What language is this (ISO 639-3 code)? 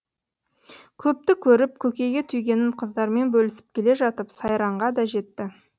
kaz